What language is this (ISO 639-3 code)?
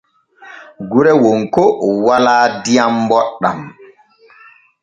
fue